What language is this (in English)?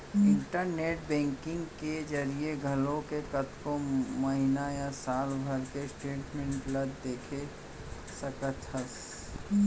Chhattisgarhi